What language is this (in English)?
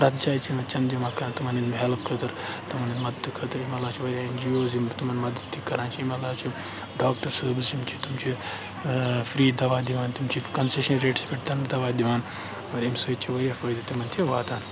Kashmiri